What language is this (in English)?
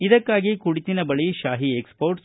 Kannada